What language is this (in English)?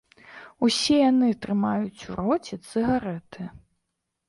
Belarusian